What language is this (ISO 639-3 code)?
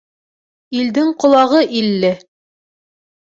bak